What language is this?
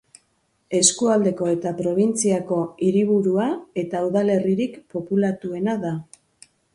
Basque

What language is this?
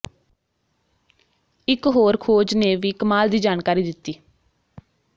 Punjabi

